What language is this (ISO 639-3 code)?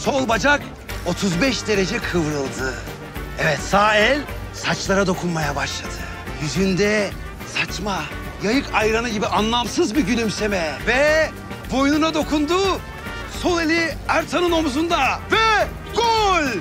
tur